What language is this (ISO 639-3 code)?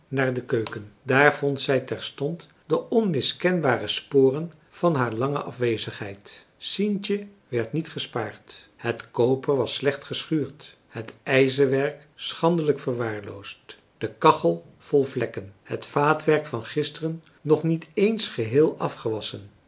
nld